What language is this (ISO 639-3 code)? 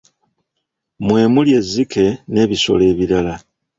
lug